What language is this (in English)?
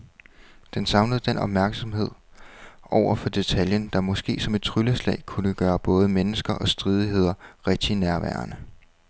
Danish